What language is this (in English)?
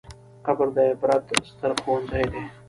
Pashto